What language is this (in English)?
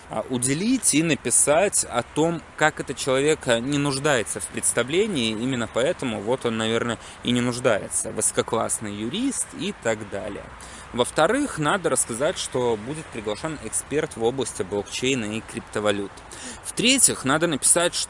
Russian